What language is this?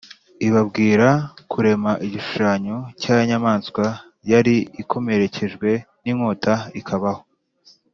Kinyarwanda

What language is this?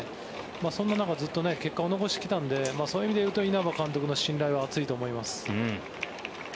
Japanese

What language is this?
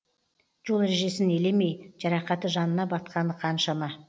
Kazakh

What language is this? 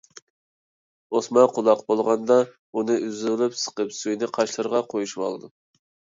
Uyghur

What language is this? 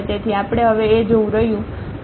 Gujarati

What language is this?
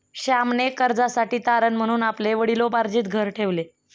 Marathi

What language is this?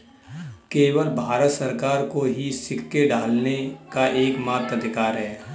Hindi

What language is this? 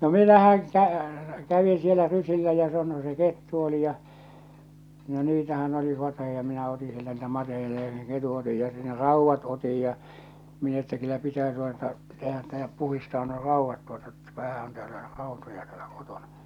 Finnish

